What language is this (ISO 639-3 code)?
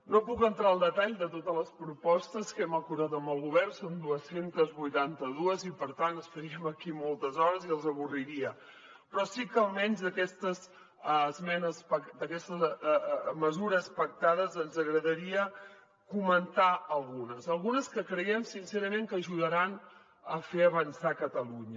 cat